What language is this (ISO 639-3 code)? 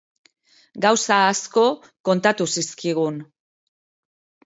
eus